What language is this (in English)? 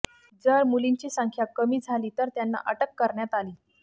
Marathi